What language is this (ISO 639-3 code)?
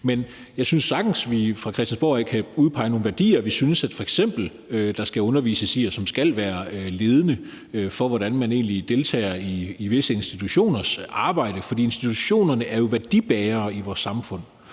dan